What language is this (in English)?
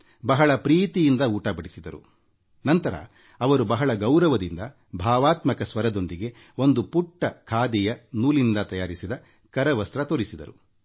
Kannada